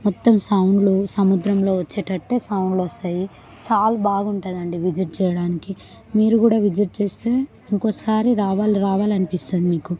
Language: Telugu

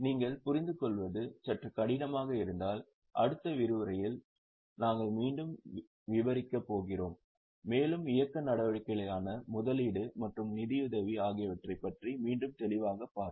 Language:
Tamil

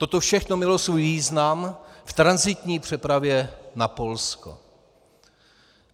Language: Czech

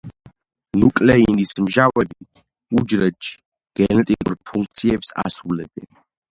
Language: Georgian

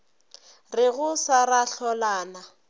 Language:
Northern Sotho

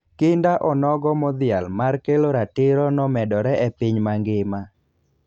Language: Luo (Kenya and Tanzania)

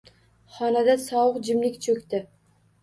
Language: Uzbek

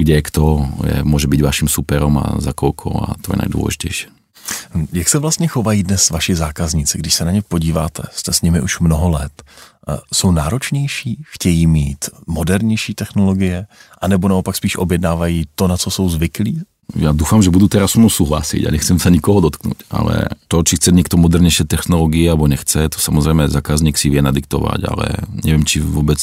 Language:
Czech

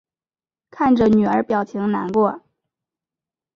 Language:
Chinese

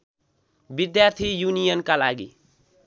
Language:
Nepali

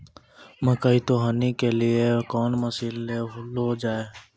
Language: Maithili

